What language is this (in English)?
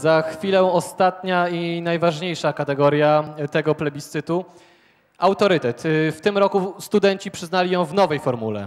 Polish